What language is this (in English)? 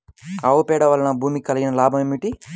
Telugu